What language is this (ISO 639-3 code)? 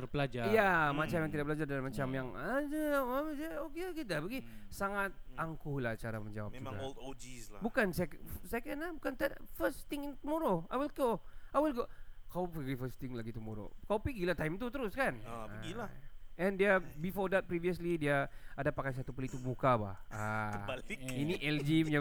msa